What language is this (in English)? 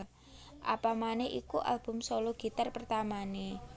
Javanese